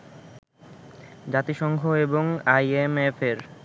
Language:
Bangla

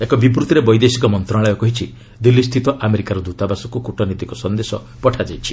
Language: Odia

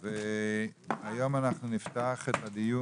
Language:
Hebrew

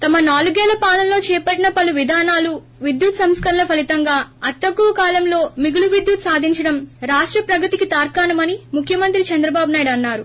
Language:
Telugu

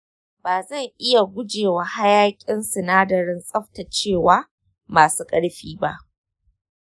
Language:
Hausa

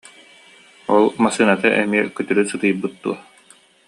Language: Yakut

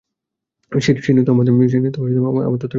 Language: Bangla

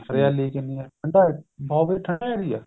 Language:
Punjabi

